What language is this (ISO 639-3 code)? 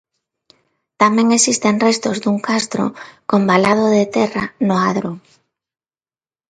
glg